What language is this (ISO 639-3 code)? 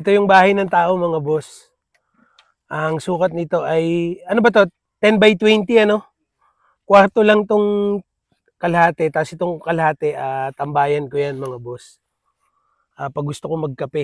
fil